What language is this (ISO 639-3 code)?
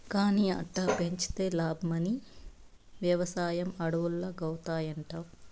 tel